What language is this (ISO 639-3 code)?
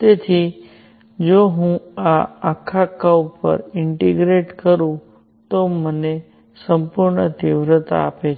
guj